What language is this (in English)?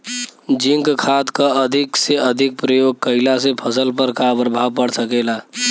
Bhojpuri